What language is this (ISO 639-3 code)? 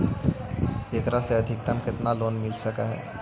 mag